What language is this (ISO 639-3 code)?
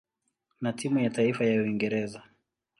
swa